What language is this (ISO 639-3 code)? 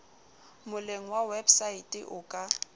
sot